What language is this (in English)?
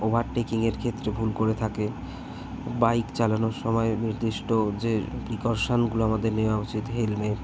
Bangla